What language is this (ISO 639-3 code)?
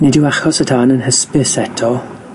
cym